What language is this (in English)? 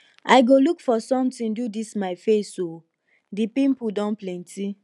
Nigerian Pidgin